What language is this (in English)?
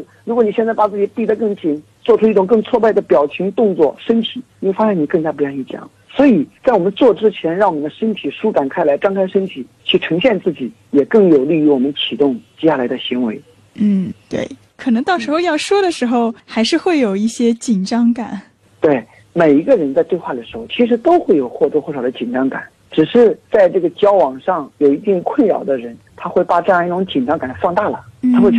Chinese